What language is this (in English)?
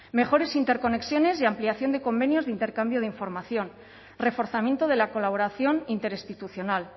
Spanish